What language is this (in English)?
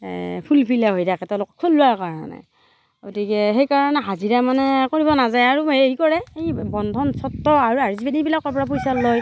Assamese